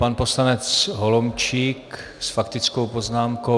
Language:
Czech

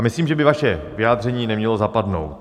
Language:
Czech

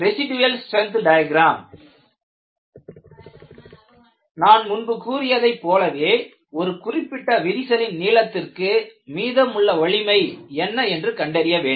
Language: Tamil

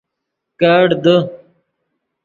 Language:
Yidgha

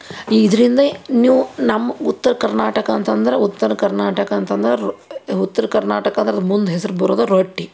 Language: Kannada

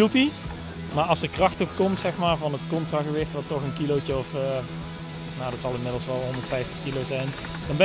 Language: Dutch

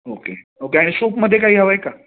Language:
Marathi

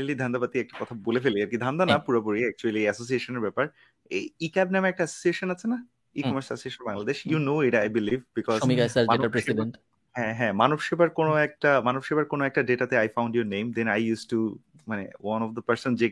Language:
Bangla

